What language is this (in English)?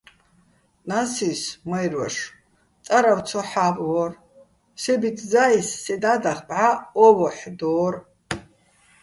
Bats